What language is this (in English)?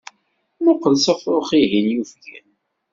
Kabyle